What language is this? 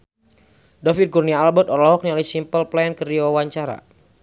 Sundanese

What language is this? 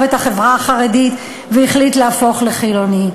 Hebrew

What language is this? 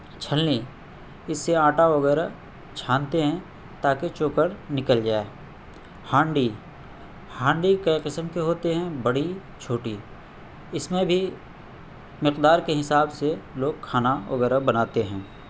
Urdu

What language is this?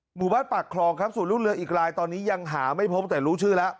Thai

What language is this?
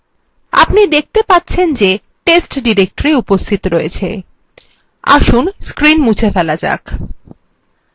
Bangla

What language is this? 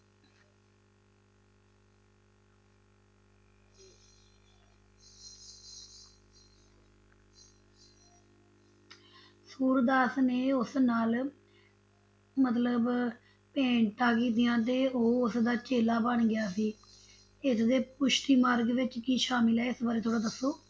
Punjabi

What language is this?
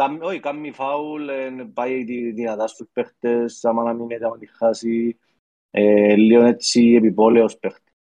Greek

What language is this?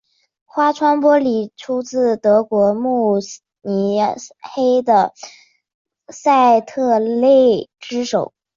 Chinese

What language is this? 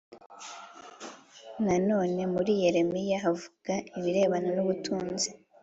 Kinyarwanda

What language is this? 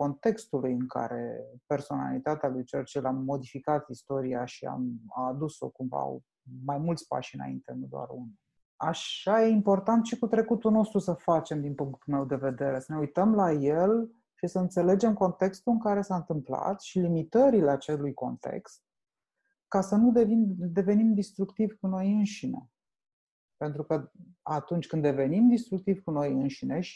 Romanian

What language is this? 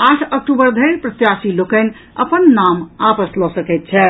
Maithili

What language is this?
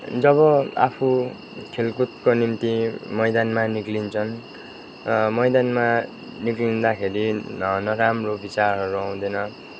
Nepali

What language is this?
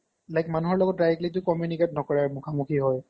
Assamese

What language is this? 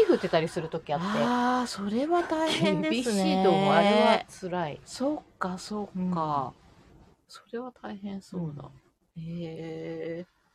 Japanese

